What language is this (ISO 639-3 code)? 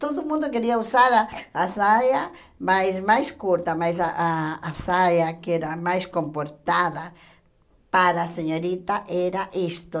por